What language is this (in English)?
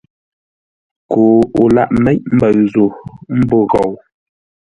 Ngombale